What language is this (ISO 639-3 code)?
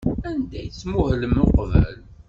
kab